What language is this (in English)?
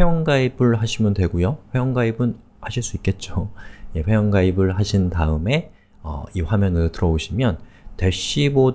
Korean